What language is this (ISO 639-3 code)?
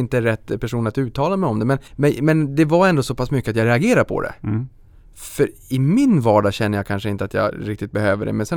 swe